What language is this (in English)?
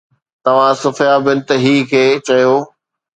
Sindhi